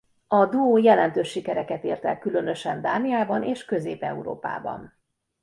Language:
Hungarian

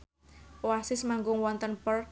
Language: Javanese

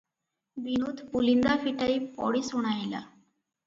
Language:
Odia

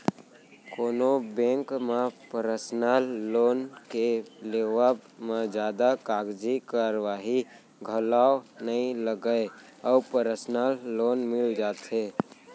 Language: Chhattisgarhi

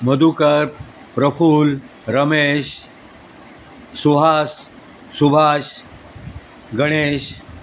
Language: Marathi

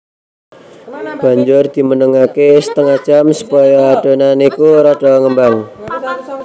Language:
Javanese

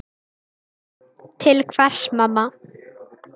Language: Icelandic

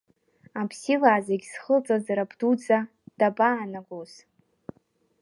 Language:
Abkhazian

